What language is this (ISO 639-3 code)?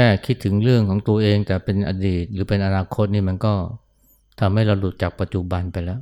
tha